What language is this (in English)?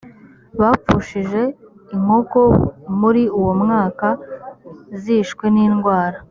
Kinyarwanda